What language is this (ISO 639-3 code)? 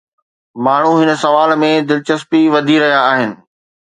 snd